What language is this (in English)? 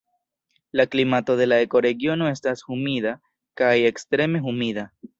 Esperanto